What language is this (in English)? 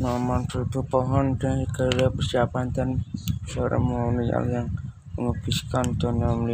Indonesian